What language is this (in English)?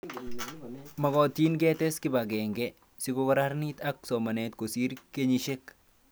Kalenjin